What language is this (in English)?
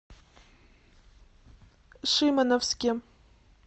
Russian